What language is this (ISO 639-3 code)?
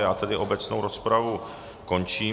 ces